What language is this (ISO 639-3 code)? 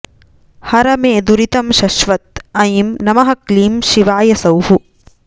san